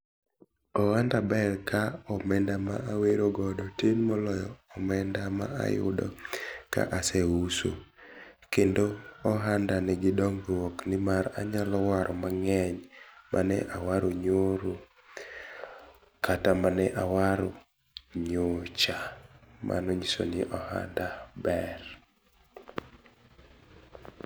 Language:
Luo (Kenya and Tanzania)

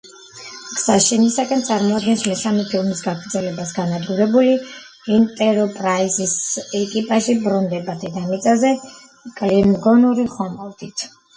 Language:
Georgian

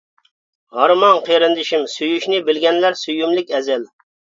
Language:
Uyghur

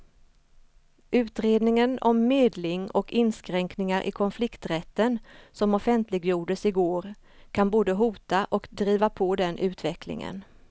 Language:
Swedish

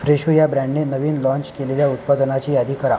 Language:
Marathi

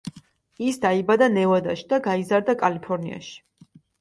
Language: Georgian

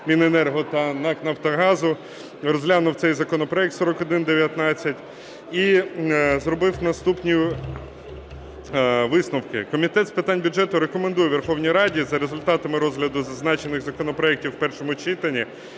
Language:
Ukrainian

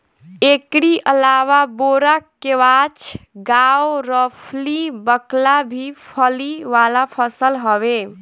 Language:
Bhojpuri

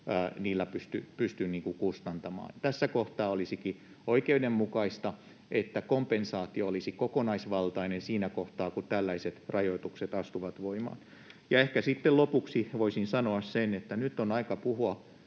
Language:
Finnish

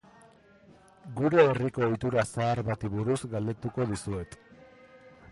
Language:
Basque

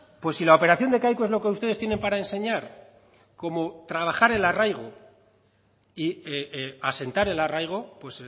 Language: Spanish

